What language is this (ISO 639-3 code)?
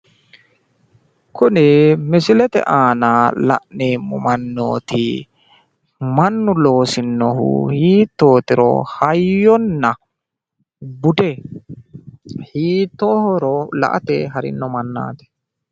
sid